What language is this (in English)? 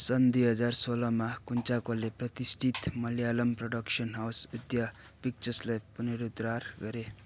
Nepali